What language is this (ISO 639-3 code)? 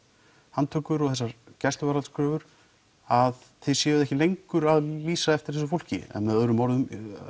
isl